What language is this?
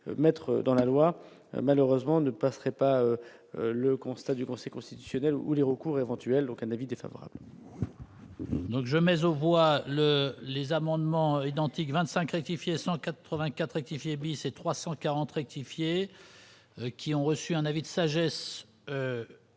French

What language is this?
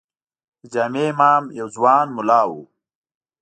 Pashto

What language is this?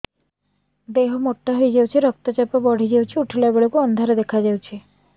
Odia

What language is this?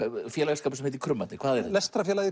Icelandic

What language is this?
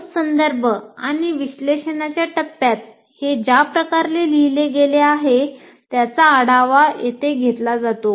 Marathi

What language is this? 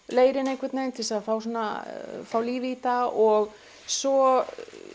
Icelandic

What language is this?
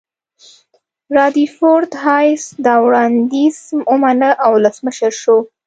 Pashto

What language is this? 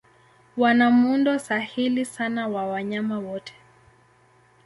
Swahili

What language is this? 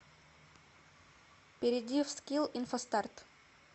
Russian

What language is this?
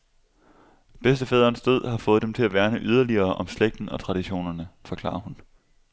Danish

